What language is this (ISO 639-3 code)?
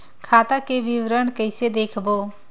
hne